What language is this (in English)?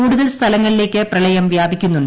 Malayalam